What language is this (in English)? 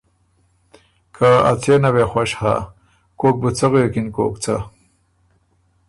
Ormuri